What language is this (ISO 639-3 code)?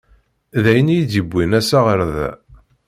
kab